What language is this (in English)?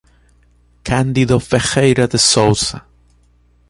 Portuguese